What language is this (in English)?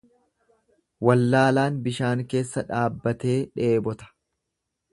Oromo